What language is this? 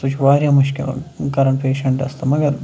Kashmiri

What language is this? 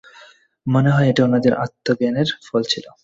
Bangla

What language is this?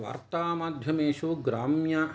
Sanskrit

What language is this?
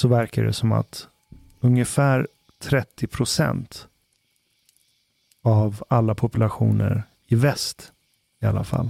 Swedish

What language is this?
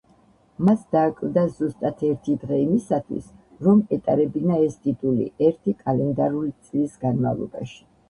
Georgian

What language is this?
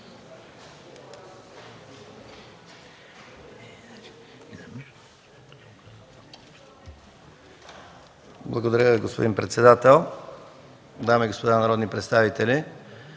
Bulgarian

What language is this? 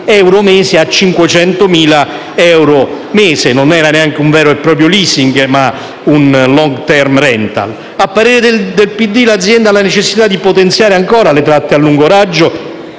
Italian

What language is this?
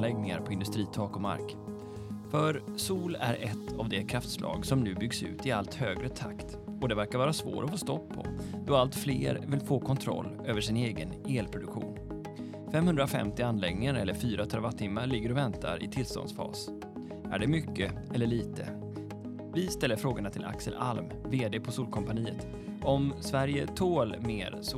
Swedish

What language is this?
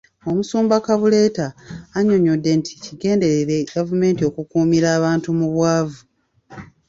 Ganda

